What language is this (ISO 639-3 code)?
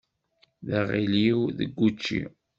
kab